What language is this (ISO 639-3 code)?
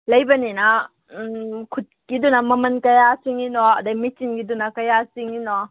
mni